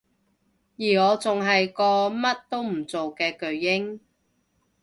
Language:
Cantonese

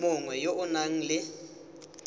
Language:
Tswana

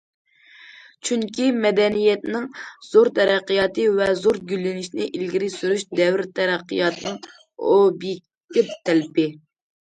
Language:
Uyghur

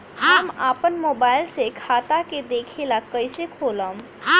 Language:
Bhojpuri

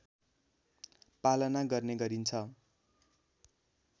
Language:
Nepali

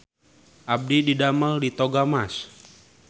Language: Sundanese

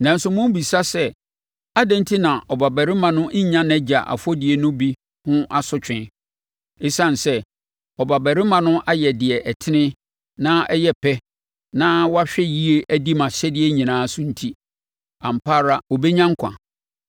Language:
Akan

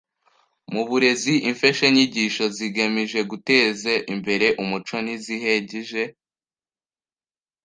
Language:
Kinyarwanda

